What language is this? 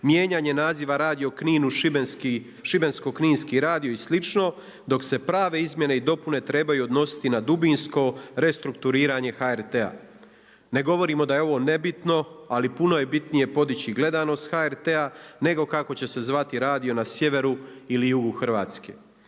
Croatian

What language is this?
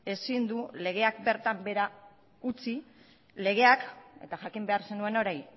Basque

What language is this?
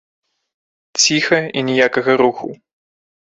Belarusian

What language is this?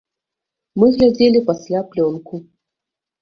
Belarusian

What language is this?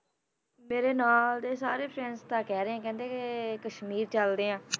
Punjabi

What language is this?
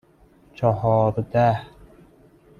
Persian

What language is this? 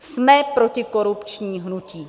Czech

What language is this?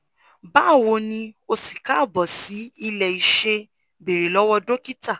Yoruba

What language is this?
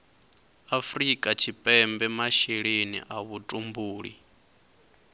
Venda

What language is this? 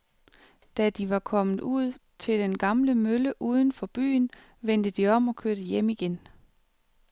Danish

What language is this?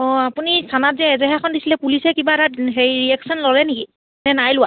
Assamese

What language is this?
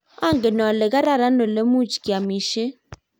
Kalenjin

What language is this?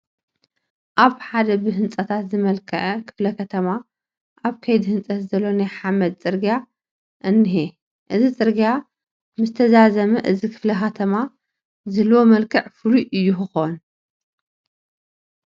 Tigrinya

